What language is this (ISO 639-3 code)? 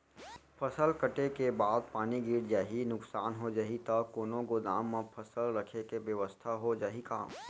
hne